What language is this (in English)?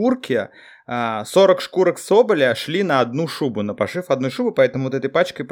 Russian